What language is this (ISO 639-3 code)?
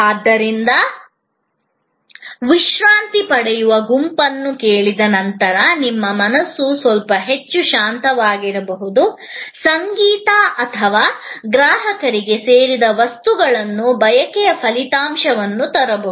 kan